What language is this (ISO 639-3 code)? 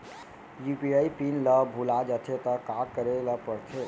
hne